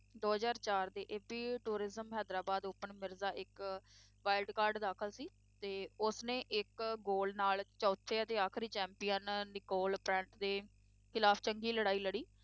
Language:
Punjabi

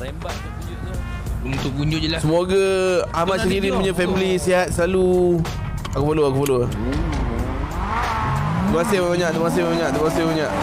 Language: Malay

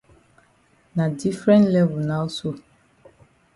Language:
Cameroon Pidgin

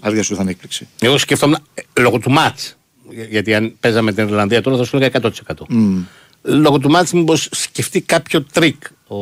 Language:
Greek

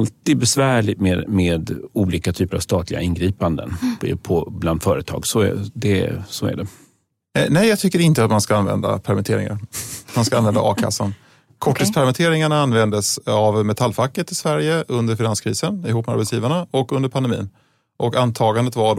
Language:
Swedish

